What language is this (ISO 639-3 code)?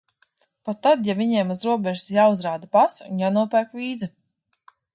lav